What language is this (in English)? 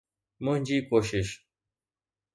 Sindhi